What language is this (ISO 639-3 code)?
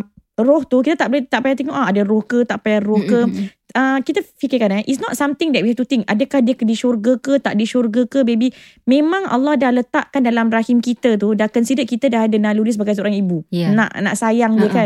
msa